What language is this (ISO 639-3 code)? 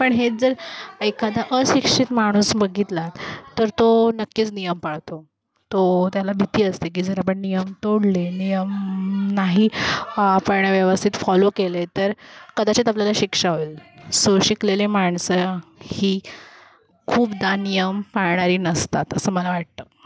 mar